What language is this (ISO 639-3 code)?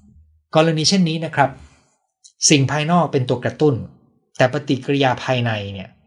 tha